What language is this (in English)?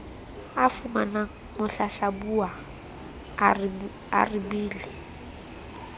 Southern Sotho